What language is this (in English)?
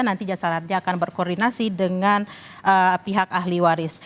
Indonesian